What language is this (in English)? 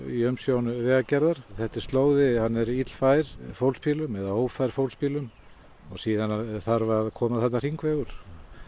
Icelandic